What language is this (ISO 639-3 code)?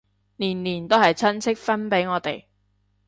yue